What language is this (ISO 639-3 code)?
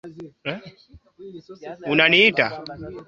swa